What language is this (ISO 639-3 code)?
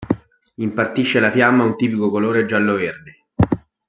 ita